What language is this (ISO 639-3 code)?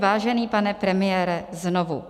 ces